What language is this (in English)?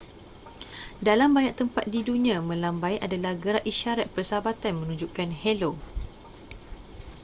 Malay